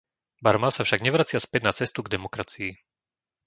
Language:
Slovak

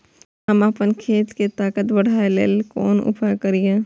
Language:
Maithili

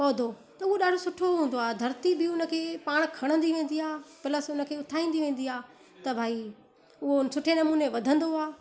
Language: Sindhi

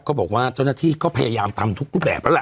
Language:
Thai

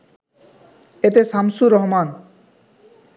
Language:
Bangla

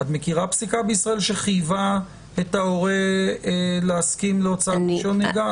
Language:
Hebrew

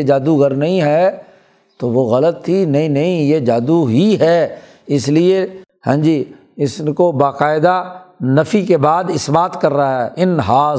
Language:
Urdu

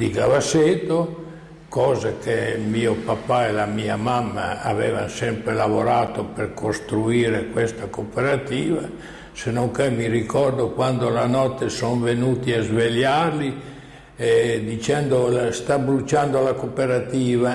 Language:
Italian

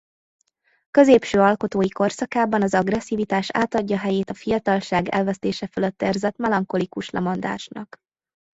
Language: Hungarian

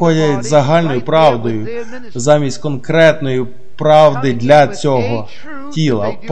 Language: Ukrainian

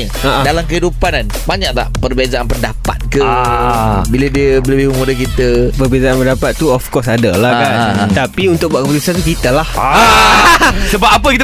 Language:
Malay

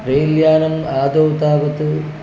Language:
Sanskrit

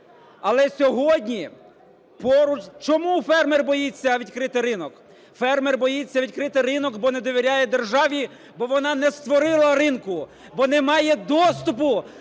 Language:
Ukrainian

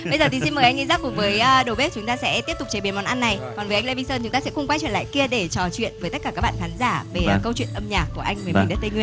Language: Vietnamese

